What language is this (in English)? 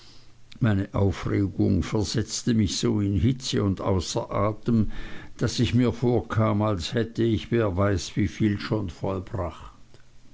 German